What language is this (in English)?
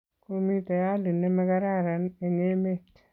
Kalenjin